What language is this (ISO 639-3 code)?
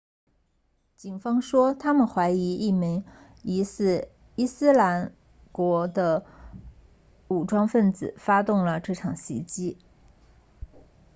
zho